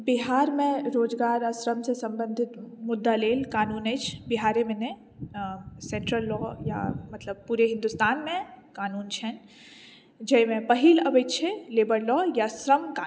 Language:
Maithili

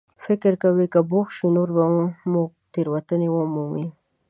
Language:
Pashto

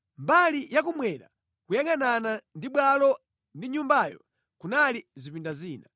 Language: Nyanja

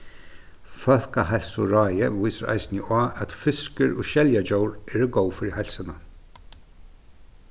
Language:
Faroese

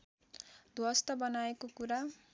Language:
Nepali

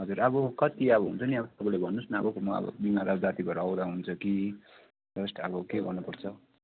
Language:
Nepali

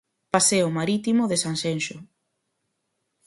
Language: Galician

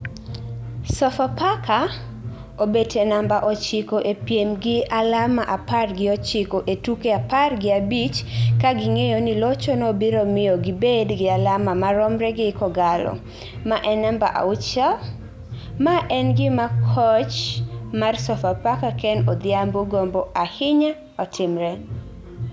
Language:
Luo (Kenya and Tanzania)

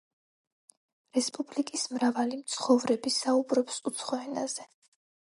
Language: Georgian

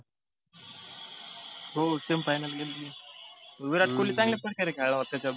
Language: Marathi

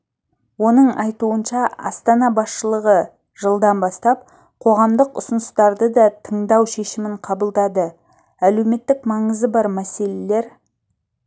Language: Kazakh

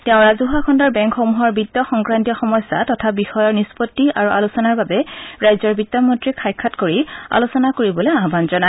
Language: Assamese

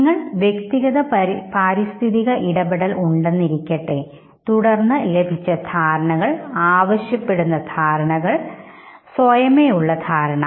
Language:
Malayalam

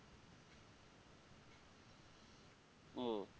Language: Bangla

